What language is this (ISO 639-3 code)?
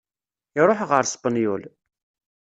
kab